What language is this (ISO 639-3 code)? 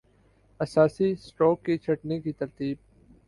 urd